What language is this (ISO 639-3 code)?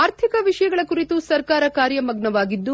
kan